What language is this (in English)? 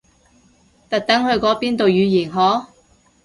Cantonese